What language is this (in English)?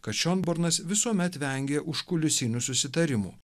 Lithuanian